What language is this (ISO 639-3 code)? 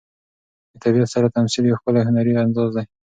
pus